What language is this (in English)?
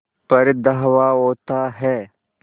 Hindi